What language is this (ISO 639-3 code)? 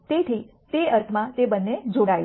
guj